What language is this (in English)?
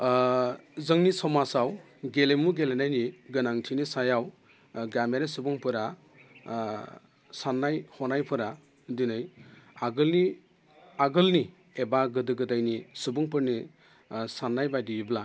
Bodo